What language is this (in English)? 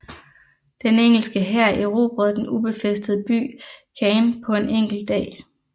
Danish